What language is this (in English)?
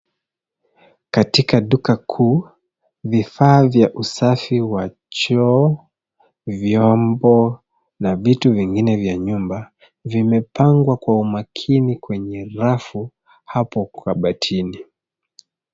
Swahili